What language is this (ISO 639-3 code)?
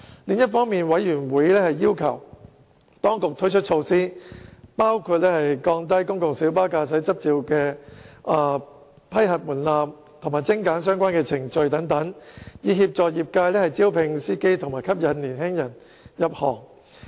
yue